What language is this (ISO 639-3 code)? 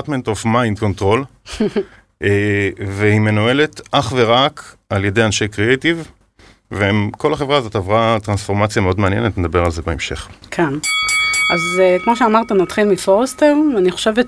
heb